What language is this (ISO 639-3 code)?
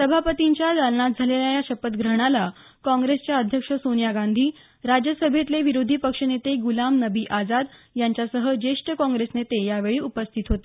mar